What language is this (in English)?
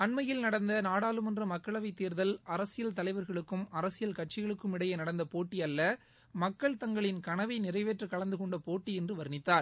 Tamil